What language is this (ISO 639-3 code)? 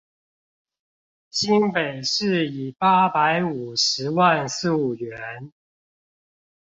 zho